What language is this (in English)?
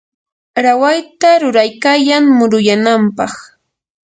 Yanahuanca Pasco Quechua